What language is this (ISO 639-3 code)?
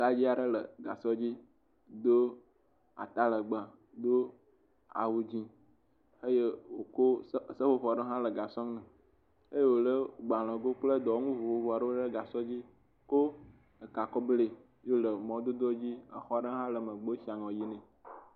ewe